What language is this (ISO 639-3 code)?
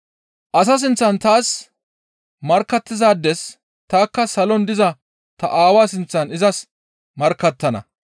gmv